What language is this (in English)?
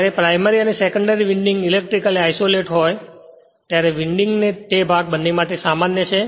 Gujarati